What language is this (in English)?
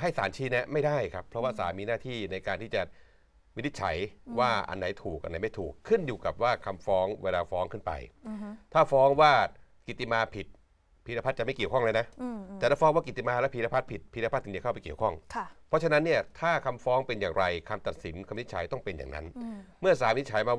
Thai